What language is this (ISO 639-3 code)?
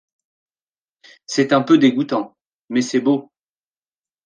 fra